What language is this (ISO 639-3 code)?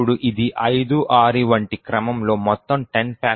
tel